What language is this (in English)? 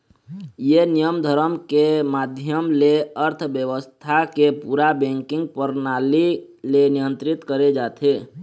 Chhattisgarhi